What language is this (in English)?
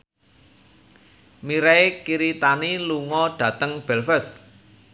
Javanese